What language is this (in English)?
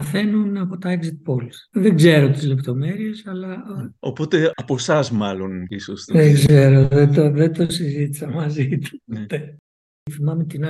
Greek